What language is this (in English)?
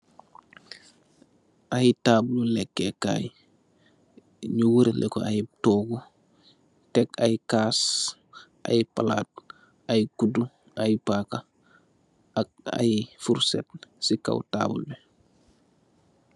Wolof